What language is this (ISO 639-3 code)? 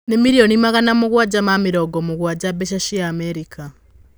kik